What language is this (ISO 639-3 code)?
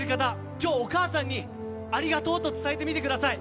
jpn